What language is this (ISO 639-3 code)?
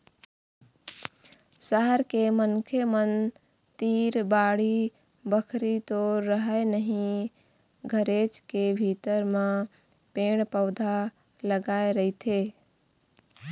hne